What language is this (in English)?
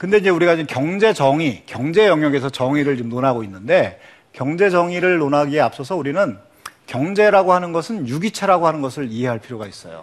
Korean